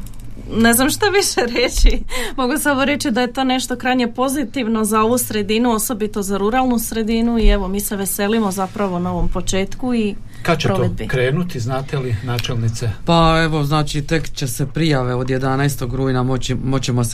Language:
Croatian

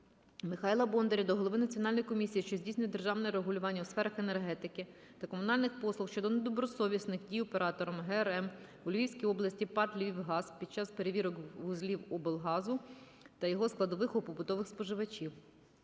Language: Ukrainian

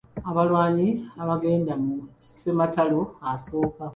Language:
Ganda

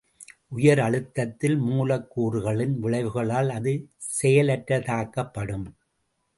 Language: Tamil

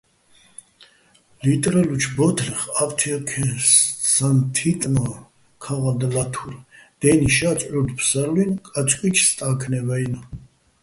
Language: Bats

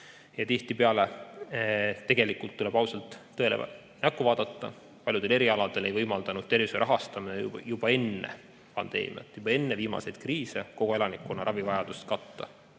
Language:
Estonian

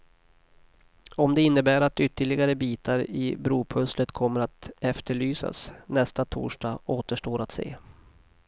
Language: Swedish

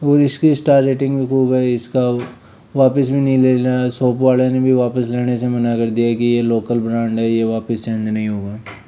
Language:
Hindi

